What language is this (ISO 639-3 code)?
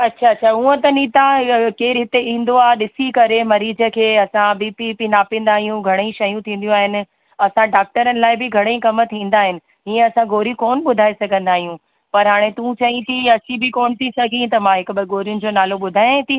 snd